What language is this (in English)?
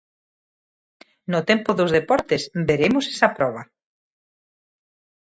Galician